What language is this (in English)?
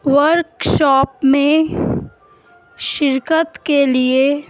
Urdu